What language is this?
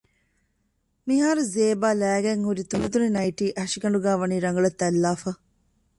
Divehi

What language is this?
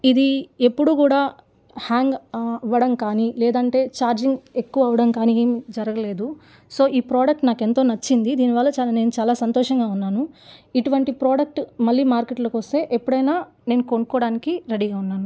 Telugu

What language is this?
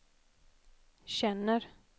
Swedish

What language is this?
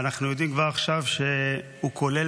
Hebrew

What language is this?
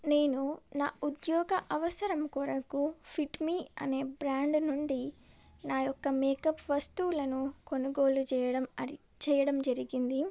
Telugu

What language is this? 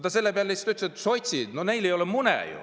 Estonian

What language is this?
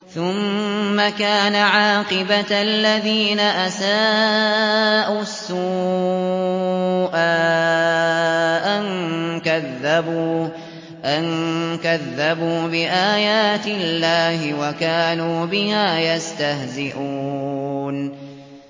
Arabic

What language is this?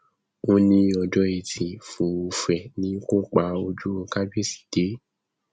Yoruba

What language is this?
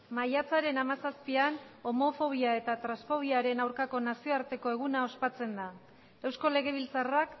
Basque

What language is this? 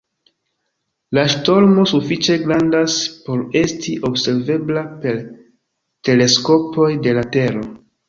Esperanto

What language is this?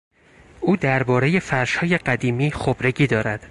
Persian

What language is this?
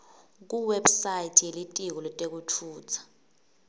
Swati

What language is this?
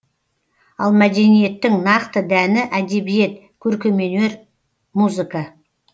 Kazakh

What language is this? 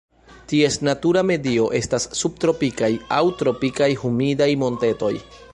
Esperanto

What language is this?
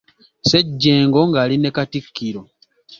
Ganda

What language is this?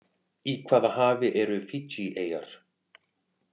Icelandic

